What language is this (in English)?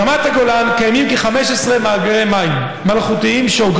Hebrew